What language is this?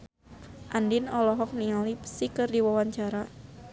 Sundanese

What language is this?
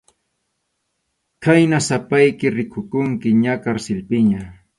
Arequipa-La Unión Quechua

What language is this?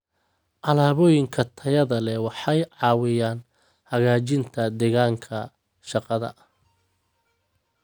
Somali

